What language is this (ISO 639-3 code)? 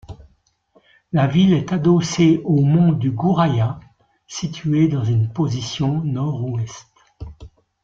fra